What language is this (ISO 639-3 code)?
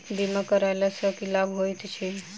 mai